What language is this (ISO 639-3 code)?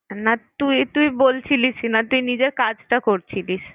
ben